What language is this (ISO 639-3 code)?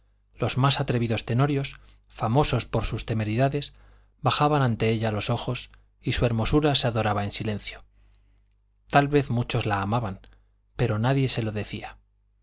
spa